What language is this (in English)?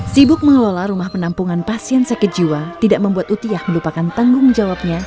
Indonesian